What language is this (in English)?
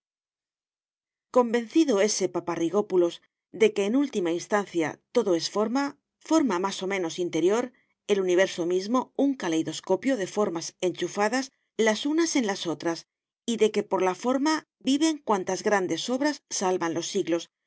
Spanish